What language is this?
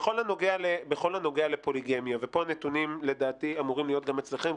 Hebrew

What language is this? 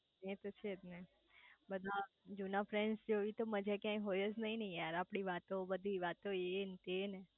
Gujarati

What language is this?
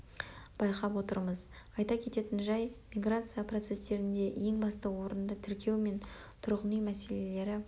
Kazakh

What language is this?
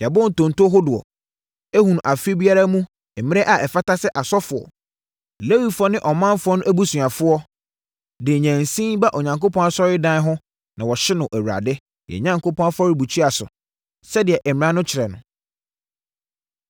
Akan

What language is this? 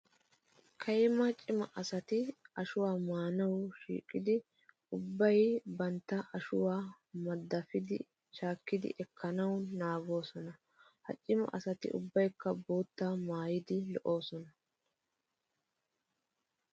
Wolaytta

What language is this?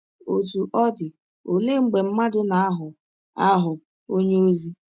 Igbo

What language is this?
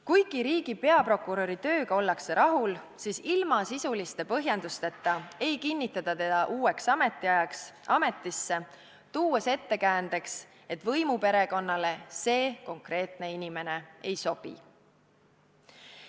Estonian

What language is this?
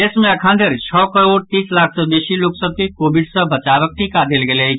Maithili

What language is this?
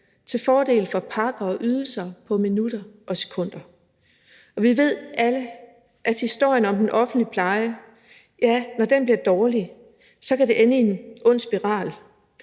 Danish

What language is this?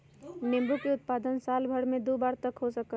Magahi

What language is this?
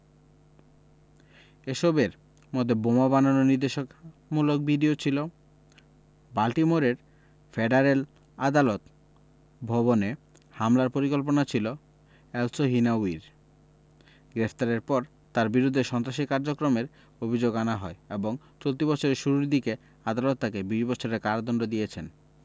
Bangla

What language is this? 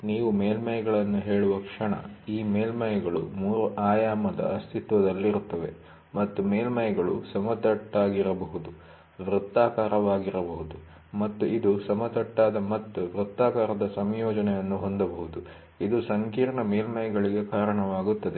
Kannada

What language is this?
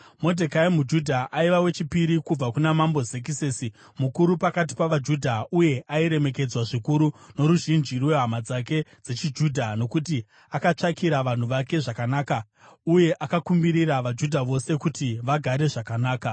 Shona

